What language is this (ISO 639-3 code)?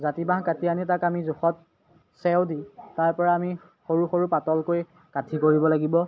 asm